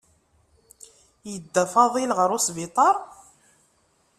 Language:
Kabyle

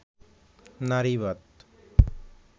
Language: Bangla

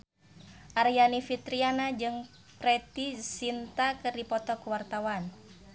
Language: Sundanese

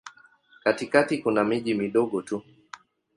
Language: Swahili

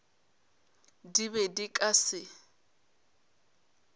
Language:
Northern Sotho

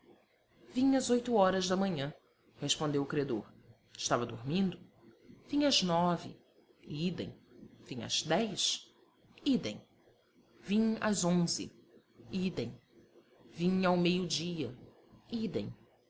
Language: Portuguese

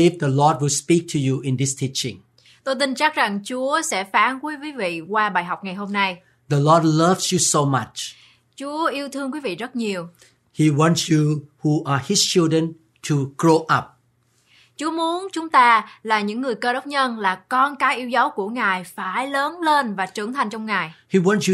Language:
Vietnamese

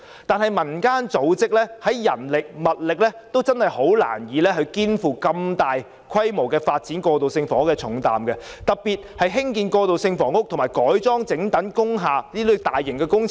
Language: Cantonese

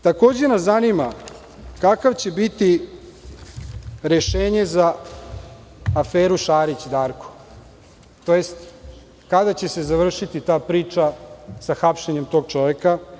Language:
Serbian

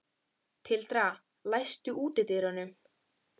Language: Icelandic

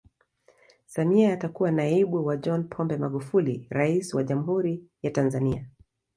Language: Swahili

